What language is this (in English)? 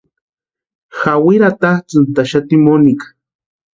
Western Highland Purepecha